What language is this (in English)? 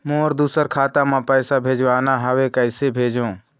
Chhattisgarhi